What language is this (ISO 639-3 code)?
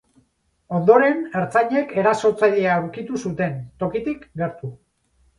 eus